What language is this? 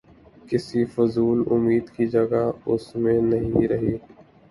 Urdu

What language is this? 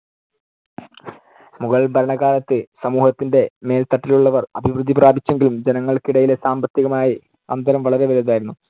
Malayalam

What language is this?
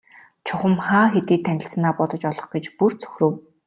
Mongolian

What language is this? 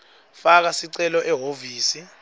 Swati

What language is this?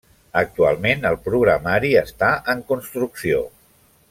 Catalan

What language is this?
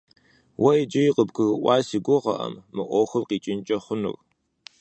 Kabardian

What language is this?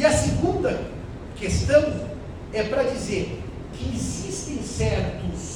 Portuguese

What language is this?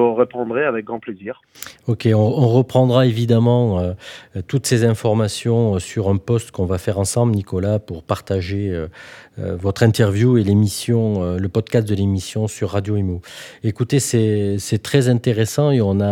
French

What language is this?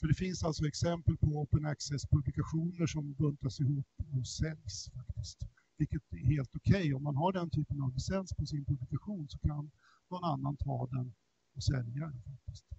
Swedish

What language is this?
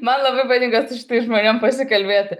Lithuanian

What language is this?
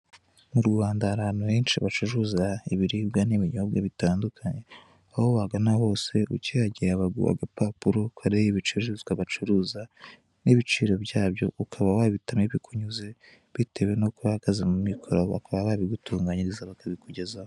Kinyarwanda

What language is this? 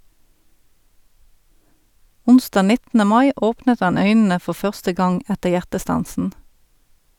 Norwegian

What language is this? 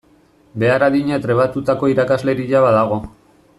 Basque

